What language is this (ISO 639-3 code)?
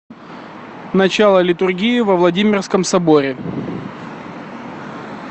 rus